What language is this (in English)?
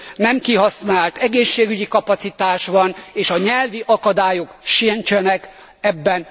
Hungarian